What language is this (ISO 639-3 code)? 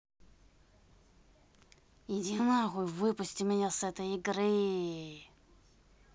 rus